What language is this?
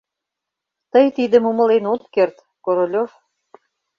Mari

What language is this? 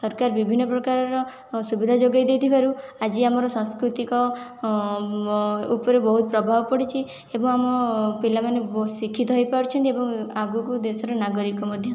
Odia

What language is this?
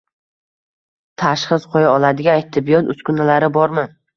Uzbek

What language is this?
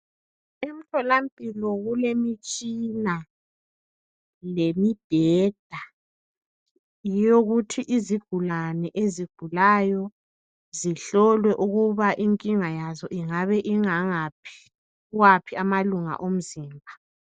North Ndebele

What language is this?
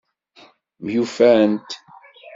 Kabyle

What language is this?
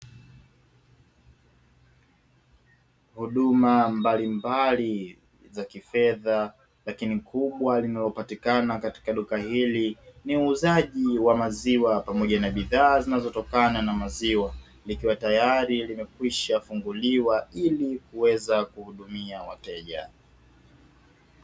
Swahili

